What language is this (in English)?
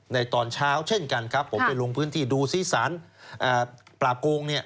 Thai